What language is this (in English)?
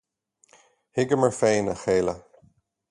Irish